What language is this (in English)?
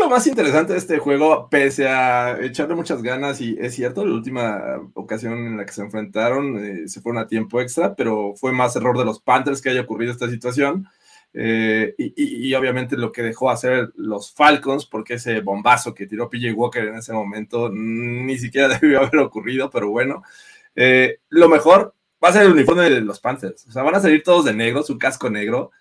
Spanish